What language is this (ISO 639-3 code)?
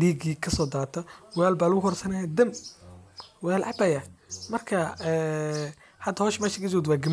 som